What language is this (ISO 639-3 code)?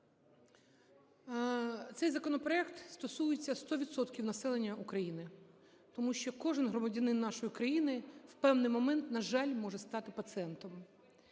ukr